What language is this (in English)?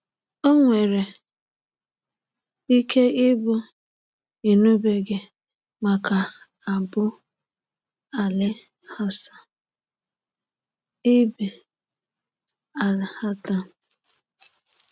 Igbo